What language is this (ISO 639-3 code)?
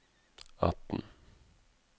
nor